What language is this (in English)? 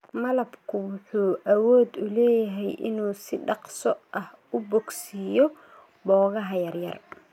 Somali